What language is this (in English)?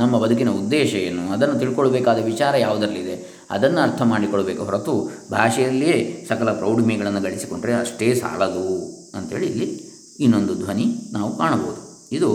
Kannada